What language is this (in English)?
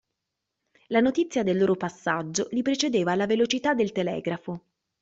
Italian